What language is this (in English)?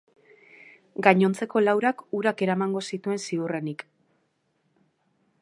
Basque